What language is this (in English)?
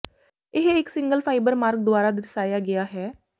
Punjabi